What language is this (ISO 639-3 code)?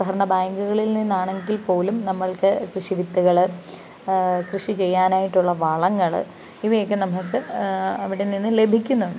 mal